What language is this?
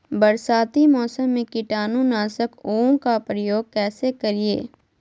Magahi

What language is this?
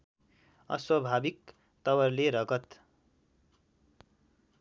Nepali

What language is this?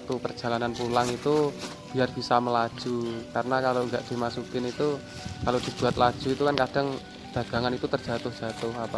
Indonesian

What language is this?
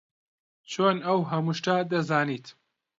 Central Kurdish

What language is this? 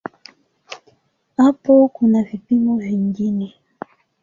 Swahili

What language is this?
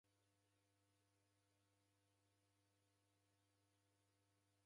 Taita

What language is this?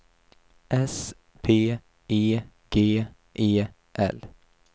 Swedish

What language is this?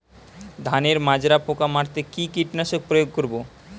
Bangla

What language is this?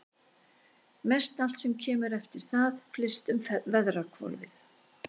Icelandic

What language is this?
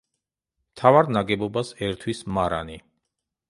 Georgian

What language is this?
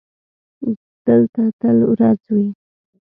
Pashto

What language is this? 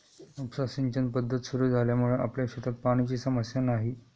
Marathi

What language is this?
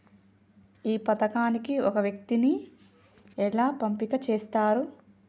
Telugu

